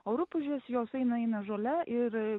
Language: Lithuanian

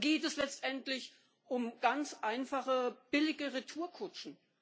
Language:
German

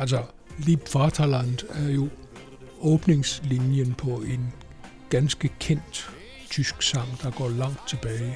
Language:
Danish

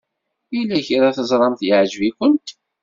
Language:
Kabyle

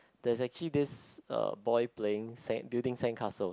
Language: English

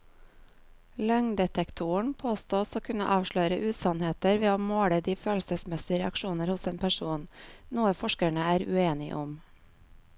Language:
Norwegian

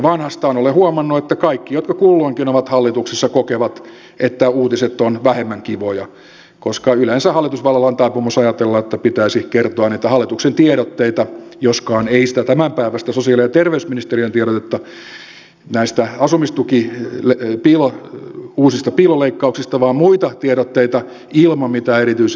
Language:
Finnish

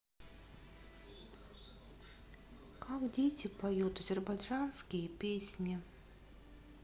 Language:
Russian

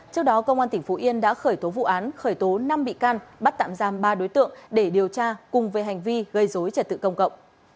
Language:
Vietnamese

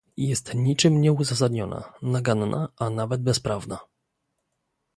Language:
Polish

